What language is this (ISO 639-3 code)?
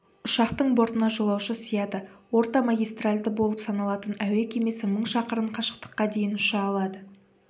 kaz